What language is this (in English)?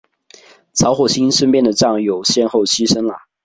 Chinese